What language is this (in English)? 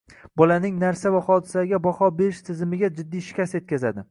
Uzbek